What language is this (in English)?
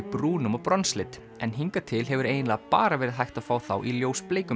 Icelandic